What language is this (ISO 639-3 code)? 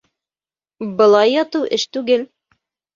bak